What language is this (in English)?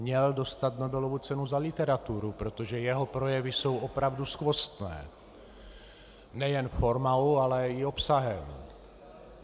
Czech